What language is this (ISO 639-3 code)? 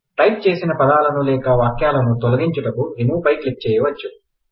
tel